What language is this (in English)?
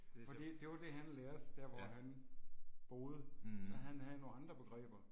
Danish